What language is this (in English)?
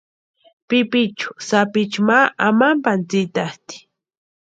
Western Highland Purepecha